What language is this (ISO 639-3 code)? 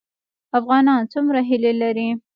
pus